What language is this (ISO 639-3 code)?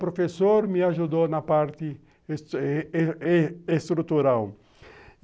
por